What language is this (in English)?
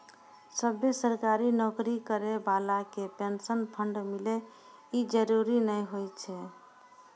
Maithili